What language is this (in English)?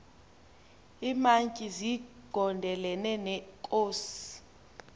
Xhosa